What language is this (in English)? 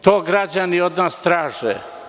Serbian